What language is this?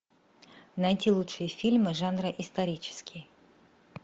Russian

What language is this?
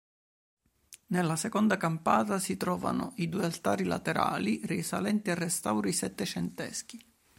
Italian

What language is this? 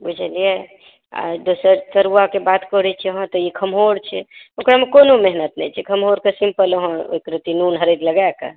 Maithili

